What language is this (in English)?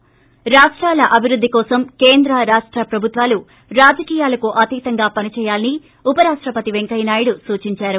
Telugu